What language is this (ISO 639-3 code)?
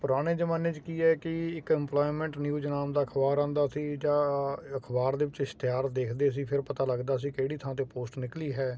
pan